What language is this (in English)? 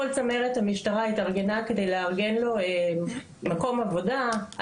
Hebrew